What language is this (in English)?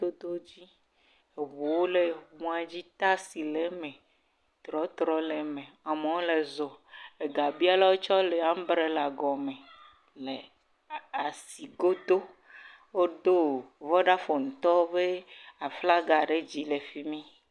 Ewe